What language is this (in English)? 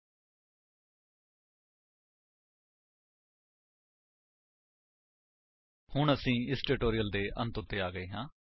Punjabi